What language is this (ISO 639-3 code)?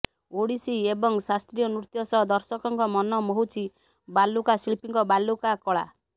ori